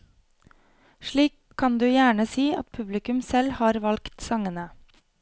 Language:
Norwegian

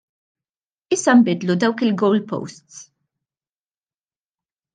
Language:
Maltese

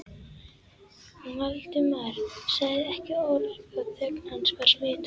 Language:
Icelandic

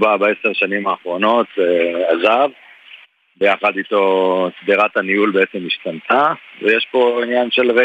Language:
Hebrew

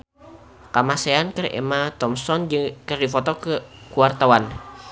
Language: Sundanese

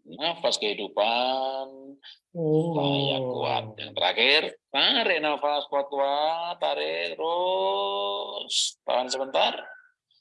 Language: Indonesian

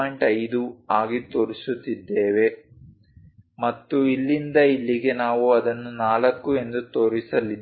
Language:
Kannada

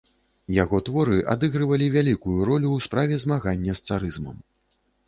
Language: Belarusian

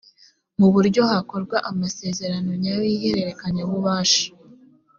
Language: Kinyarwanda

